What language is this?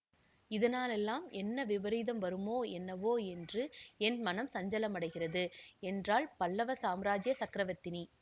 Tamil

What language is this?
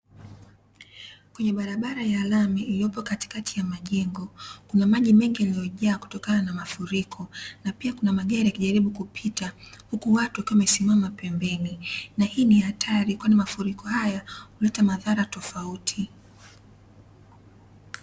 Swahili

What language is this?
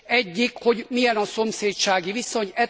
Hungarian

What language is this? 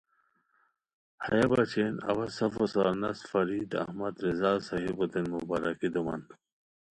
Khowar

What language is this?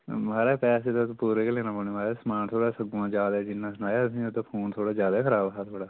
Dogri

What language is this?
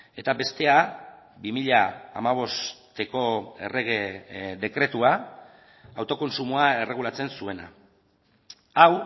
Basque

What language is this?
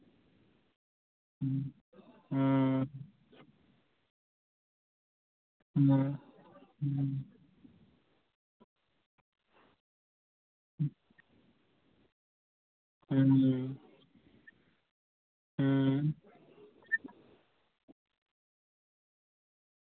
Dogri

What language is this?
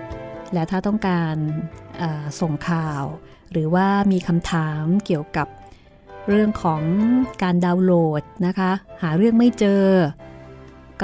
Thai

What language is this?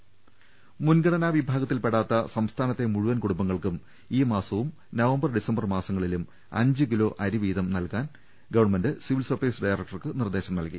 Malayalam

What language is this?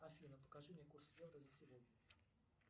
Russian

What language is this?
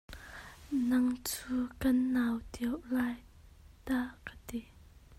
Hakha Chin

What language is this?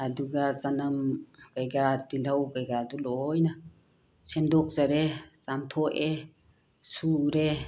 Manipuri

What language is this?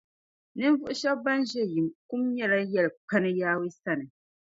Dagbani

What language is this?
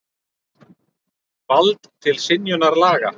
Icelandic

